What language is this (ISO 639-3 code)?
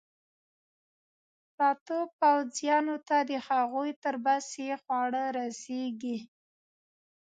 pus